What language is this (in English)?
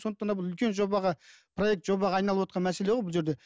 Kazakh